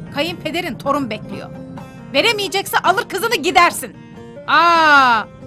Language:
Turkish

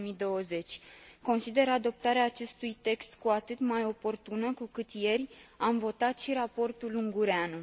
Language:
Romanian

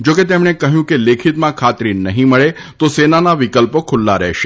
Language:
Gujarati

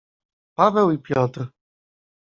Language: Polish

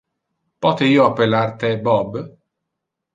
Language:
Interlingua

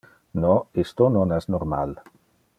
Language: Interlingua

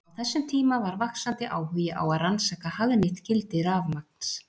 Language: Icelandic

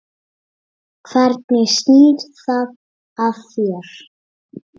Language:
Icelandic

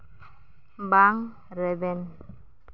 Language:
Santali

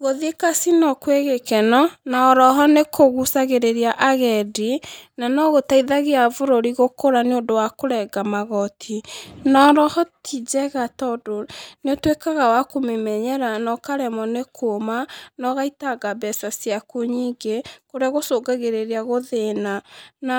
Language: Kikuyu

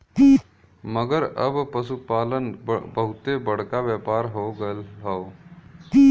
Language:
Bhojpuri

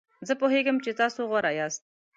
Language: Pashto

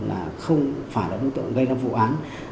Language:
Vietnamese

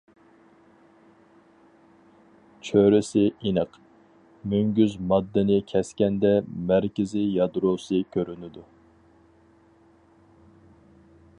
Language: Uyghur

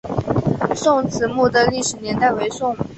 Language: Chinese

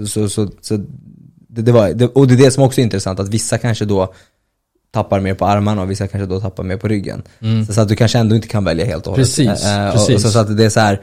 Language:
Swedish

